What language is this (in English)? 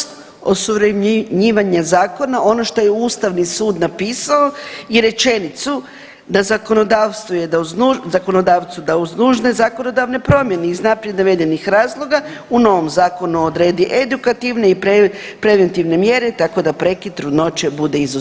Croatian